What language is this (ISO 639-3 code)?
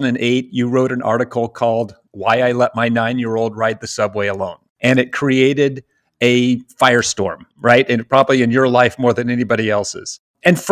eng